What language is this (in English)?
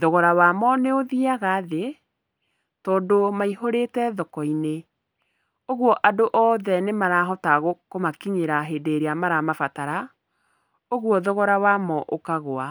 Kikuyu